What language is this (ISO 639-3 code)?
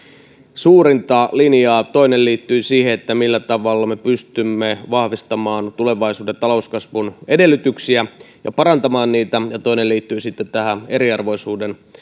fin